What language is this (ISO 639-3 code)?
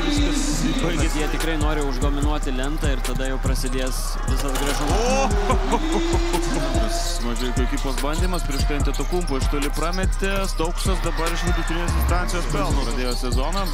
lit